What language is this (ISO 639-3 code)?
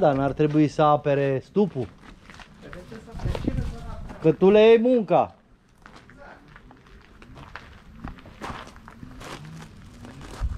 ron